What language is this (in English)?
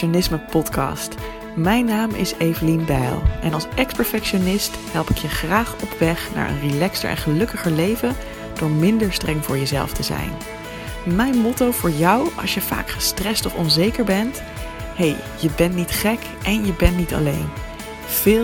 Dutch